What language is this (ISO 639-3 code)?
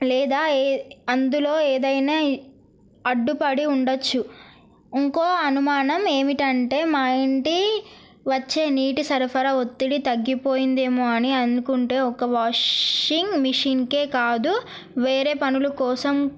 tel